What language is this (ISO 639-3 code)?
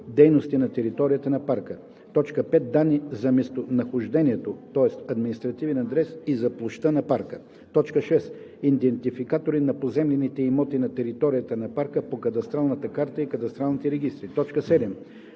bul